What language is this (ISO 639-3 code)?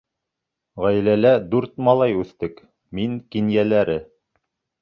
bak